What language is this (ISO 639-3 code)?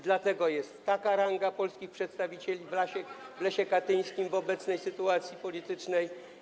pol